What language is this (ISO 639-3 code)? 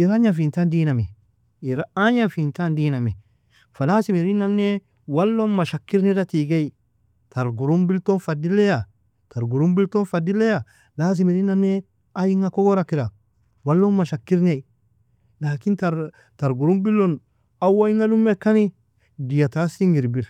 fia